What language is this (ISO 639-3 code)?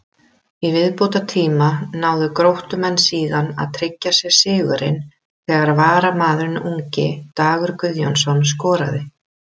isl